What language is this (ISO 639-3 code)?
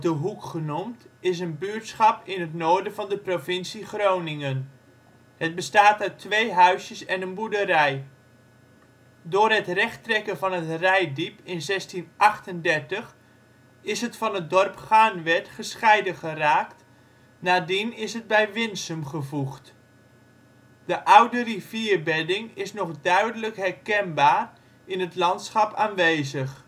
nld